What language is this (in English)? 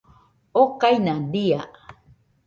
Nüpode Huitoto